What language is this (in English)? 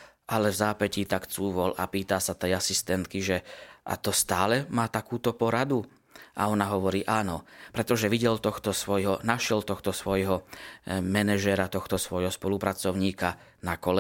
Slovak